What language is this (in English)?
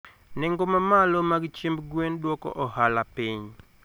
Luo (Kenya and Tanzania)